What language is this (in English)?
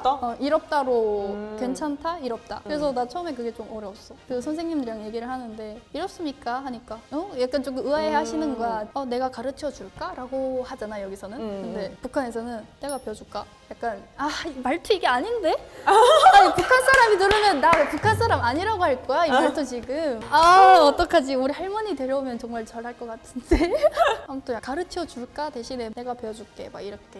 Korean